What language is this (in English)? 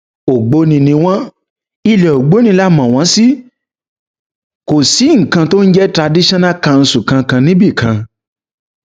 Yoruba